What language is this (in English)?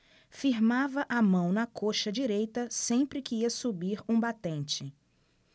Portuguese